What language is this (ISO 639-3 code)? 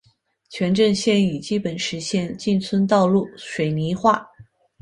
zho